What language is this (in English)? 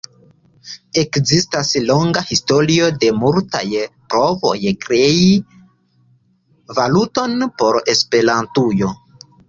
Esperanto